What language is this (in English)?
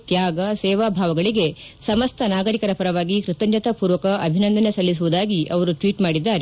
Kannada